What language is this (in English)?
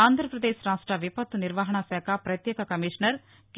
Telugu